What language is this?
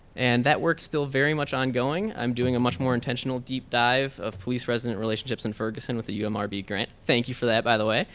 English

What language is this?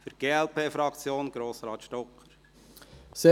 Swiss German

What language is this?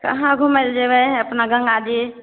Maithili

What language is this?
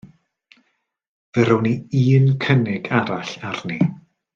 Welsh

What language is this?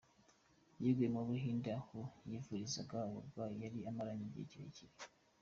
Kinyarwanda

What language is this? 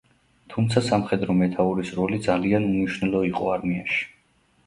Georgian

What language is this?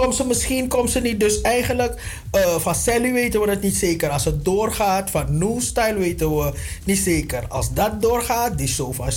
Dutch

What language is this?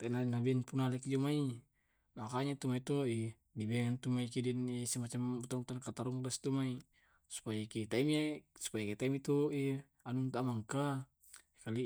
Tae'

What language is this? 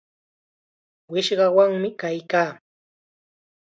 Chiquián Ancash Quechua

